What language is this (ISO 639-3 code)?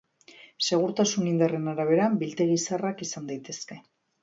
eus